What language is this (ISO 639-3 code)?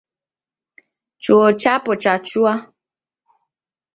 dav